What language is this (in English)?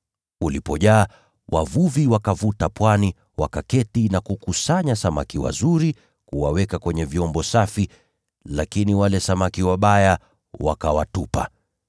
Swahili